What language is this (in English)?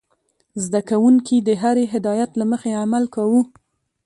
Pashto